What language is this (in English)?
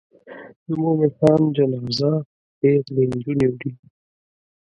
Pashto